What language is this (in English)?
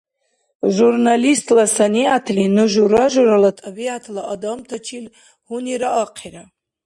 Dargwa